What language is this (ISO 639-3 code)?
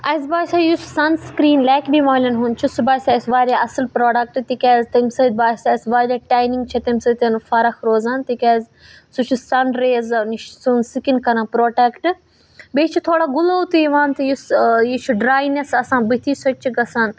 kas